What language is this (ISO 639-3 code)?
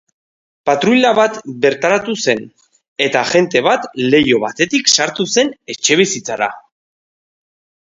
eus